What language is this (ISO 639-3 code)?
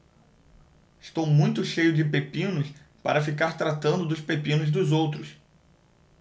por